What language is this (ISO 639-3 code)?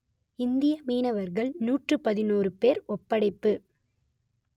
tam